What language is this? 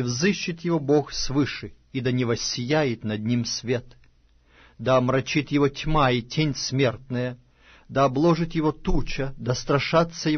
Russian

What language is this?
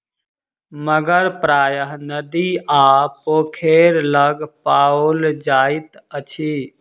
Maithili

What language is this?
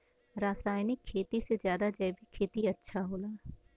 Bhojpuri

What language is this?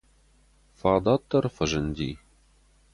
Ossetic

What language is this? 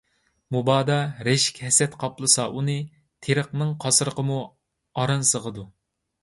Uyghur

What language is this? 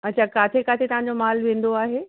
Sindhi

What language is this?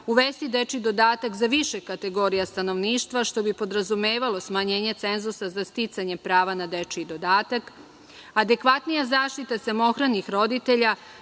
Serbian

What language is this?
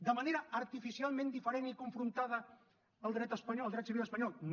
Catalan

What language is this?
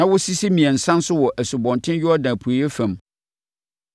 Akan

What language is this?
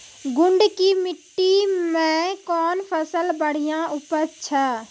Maithili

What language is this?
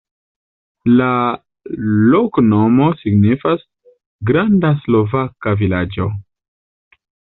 Esperanto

